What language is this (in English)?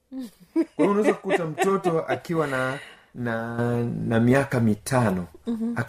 Swahili